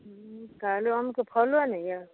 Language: Maithili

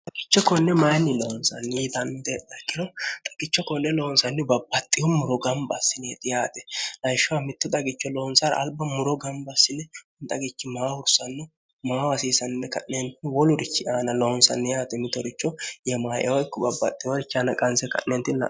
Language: Sidamo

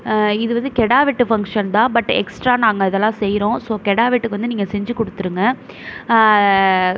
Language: Tamil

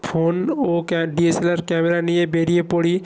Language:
Bangla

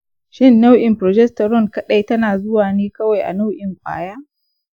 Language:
Hausa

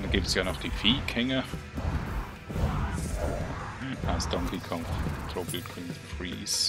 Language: German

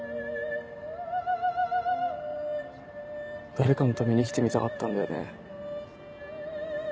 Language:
Japanese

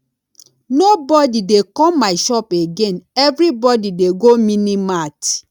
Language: Nigerian Pidgin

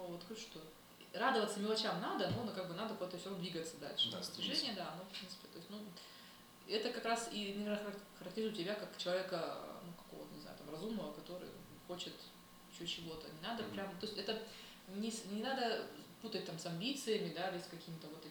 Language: Russian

